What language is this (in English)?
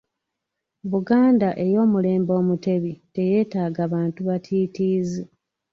Ganda